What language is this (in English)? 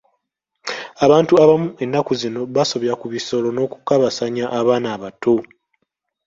Ganda